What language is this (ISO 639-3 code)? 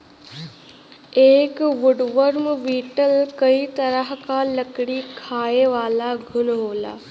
bho